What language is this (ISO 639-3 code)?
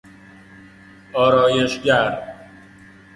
fas